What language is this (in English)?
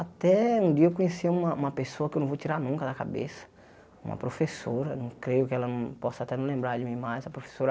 Portuguese